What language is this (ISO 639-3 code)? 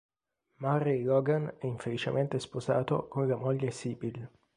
ita